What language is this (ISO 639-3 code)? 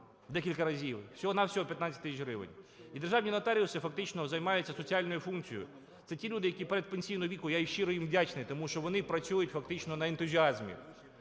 ukr